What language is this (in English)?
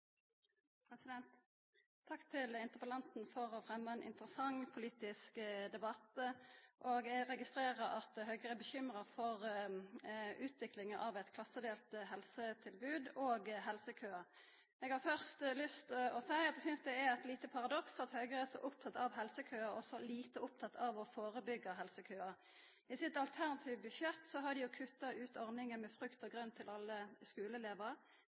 Norwegian